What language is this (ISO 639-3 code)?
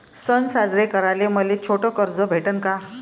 mar